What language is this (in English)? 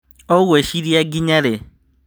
Kikuyu